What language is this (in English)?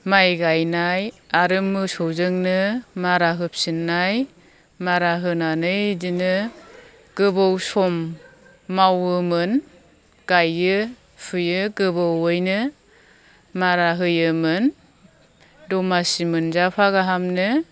Bodo